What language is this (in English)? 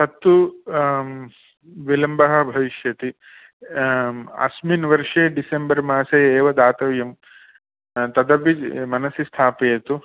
Sanskrit